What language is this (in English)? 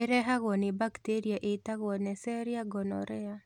Kikuyu